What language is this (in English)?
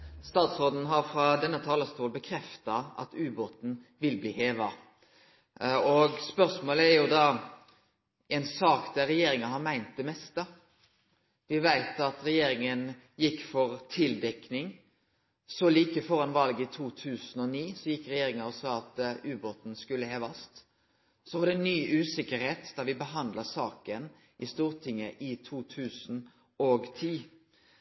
Norwegian Nynorsk